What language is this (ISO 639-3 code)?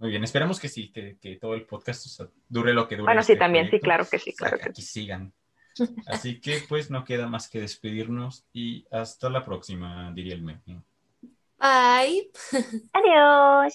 spa